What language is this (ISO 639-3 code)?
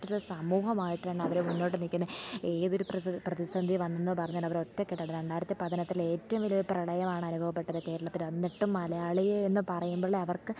mal